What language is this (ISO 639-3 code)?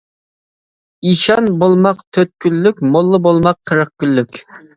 uig